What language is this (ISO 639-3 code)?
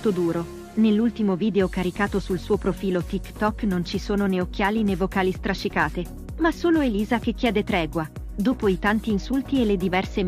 ita